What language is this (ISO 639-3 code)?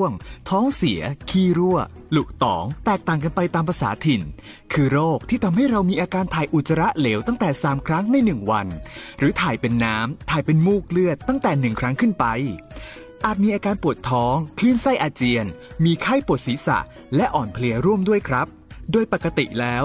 tha